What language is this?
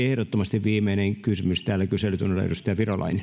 Finnish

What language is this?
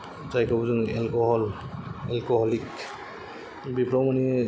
Bodo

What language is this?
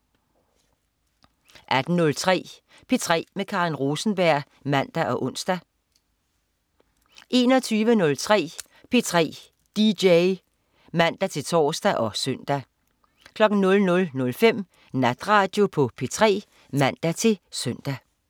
Danish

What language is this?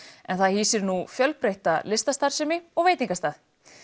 Icelandic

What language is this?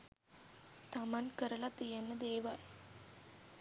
Sinhala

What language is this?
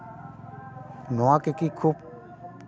Santali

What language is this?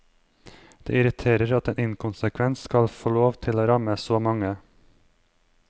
Norwegian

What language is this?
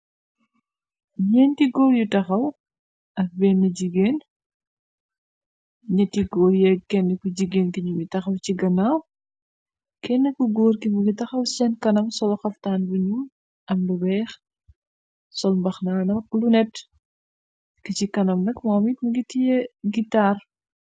Wolof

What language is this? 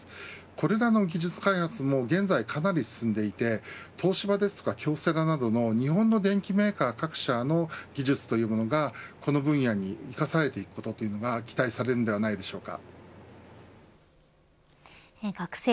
Japanese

